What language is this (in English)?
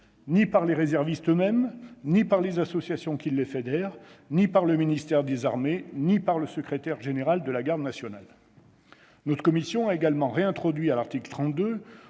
French